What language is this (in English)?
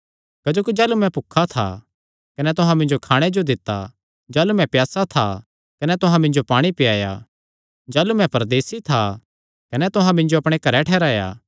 Kangri